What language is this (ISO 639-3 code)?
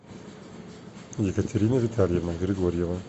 rus